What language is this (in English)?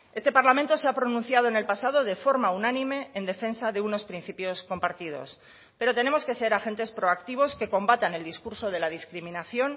Spanish